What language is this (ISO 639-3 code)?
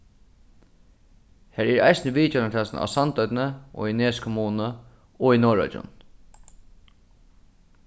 fao